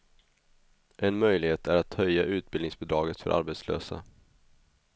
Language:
Swedish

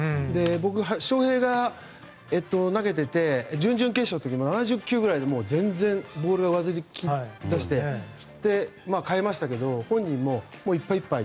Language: Japanese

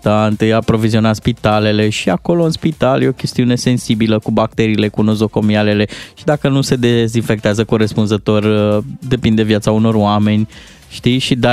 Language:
Romanian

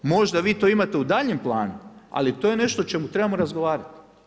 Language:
Croatian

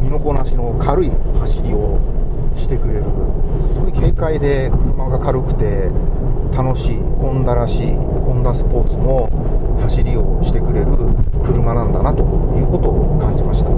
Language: Japanese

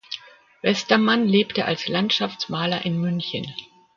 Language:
German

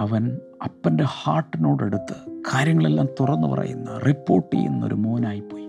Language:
Malayalam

